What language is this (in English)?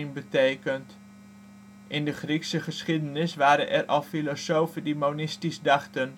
Dutch